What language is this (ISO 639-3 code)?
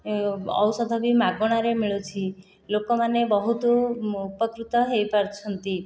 ori